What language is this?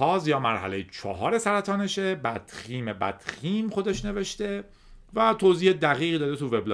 Persian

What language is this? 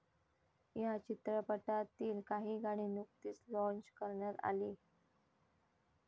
Marathi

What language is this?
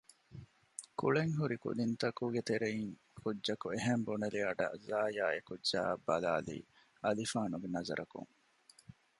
Divehi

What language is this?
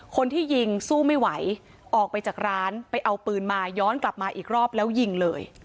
Thai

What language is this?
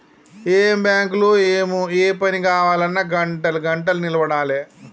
Telugu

